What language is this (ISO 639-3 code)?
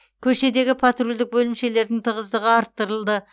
kaz